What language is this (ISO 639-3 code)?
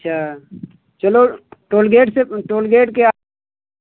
hin